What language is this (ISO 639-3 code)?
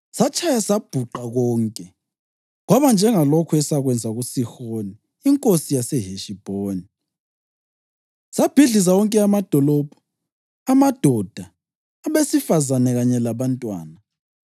nde